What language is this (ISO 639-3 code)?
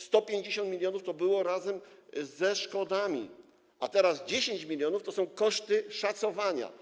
pol